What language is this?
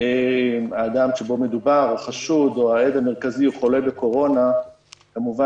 Hebrew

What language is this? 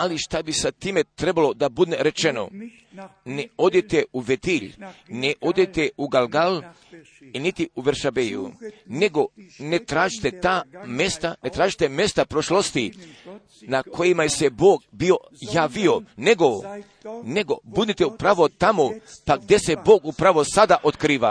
Croatian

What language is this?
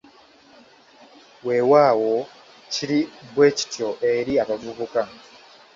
Ganda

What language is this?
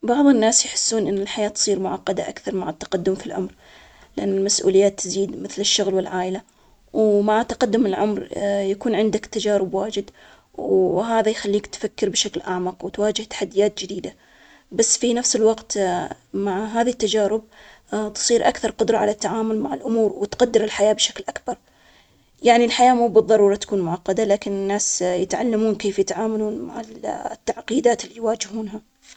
Omani Arabic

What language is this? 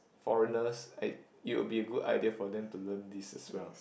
English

